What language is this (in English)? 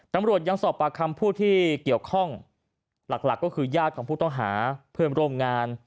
Thai